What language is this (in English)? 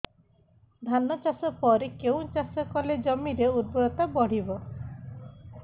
Odia